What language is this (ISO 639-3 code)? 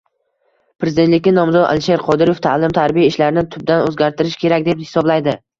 uzb